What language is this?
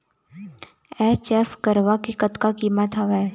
Chhattisgarhi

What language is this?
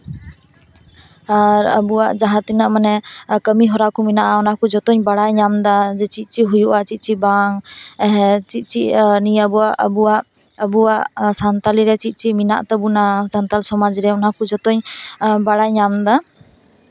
Santali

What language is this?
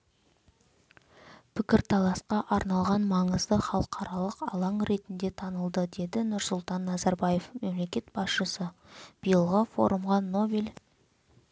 Kazakh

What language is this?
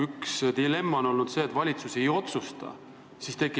Estonian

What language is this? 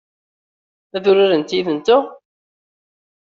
Kabyle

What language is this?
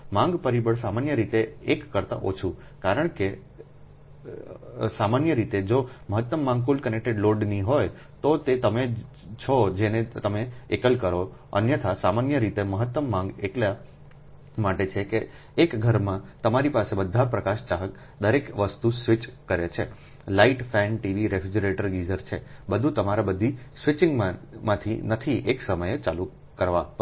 Gujarati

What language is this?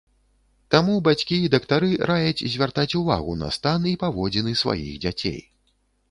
Belarusian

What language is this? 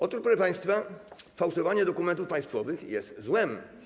Polish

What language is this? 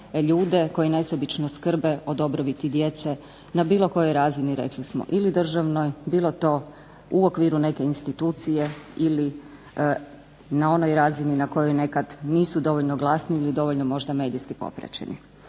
Croatian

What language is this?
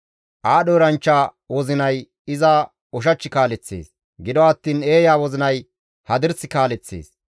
Gamo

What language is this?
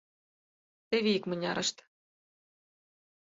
Mari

